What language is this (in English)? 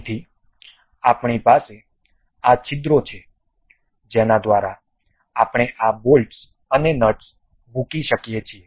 Gujarati